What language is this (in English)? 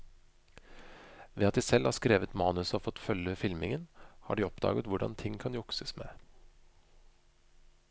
Norwegian